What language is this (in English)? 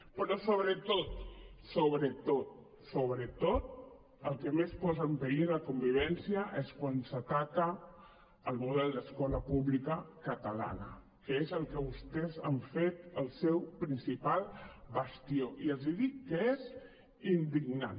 Catalan